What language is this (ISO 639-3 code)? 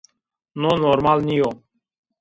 zza